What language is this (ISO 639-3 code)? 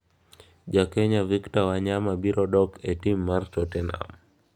luo